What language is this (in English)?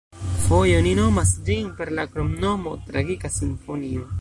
Esperanto